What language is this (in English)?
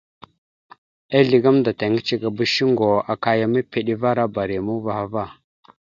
Mada (Cameroon)